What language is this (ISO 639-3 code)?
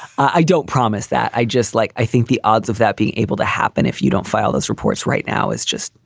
eng